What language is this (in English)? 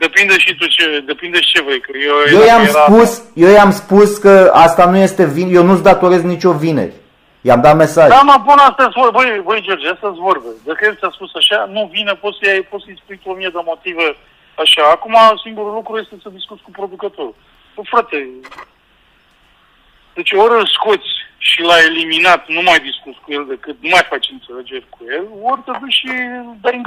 Romanian